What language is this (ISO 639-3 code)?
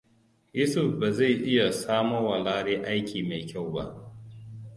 hau